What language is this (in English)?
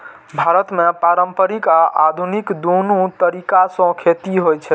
Maithili